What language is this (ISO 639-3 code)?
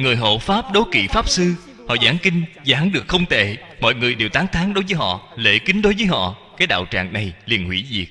vie